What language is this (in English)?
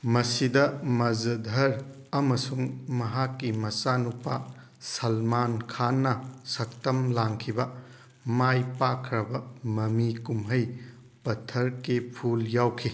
Manipuri